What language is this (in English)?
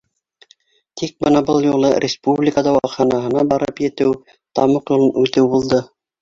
Bashkir